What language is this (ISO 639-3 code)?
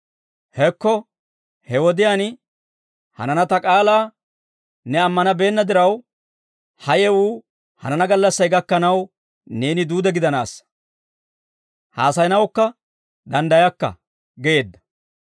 dwr